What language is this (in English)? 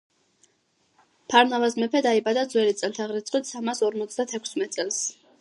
Georgian